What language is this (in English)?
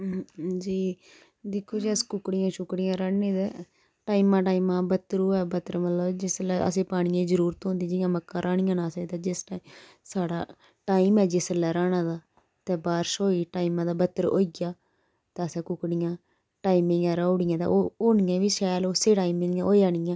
Dogri